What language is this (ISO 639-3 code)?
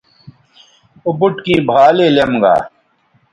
btv